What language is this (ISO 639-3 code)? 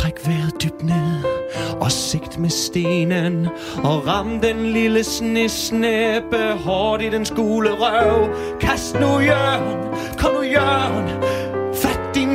dan